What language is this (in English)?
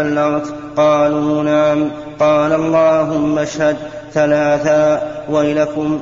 Arabic